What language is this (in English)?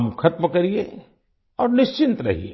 Hindi